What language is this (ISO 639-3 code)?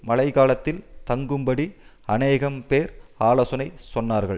tam